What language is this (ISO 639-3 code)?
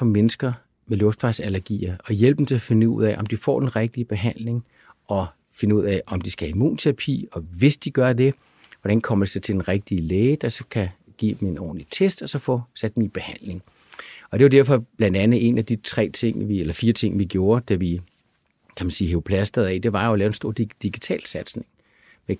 dan